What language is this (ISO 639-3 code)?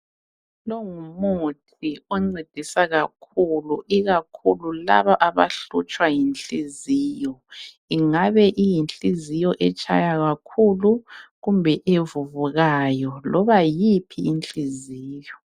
nde